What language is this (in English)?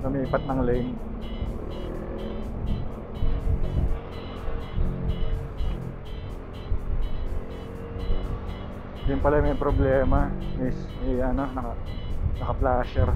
Filipino